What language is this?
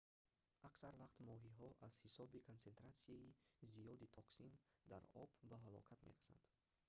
Tajik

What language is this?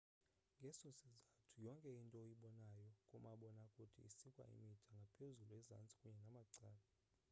Xhosa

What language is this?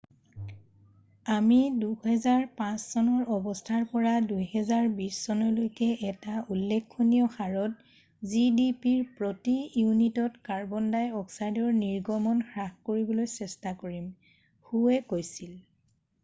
Assamese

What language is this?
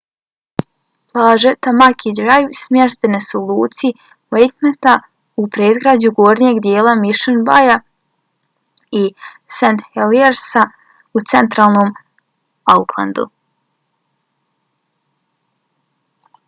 Bosnian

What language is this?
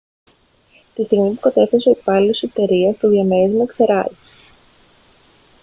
Greek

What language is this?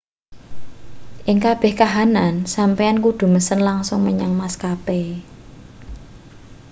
Javanese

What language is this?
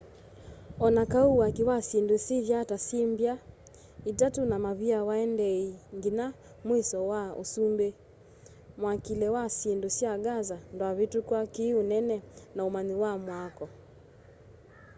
Kamba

